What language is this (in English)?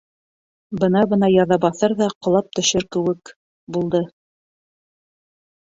Bashkir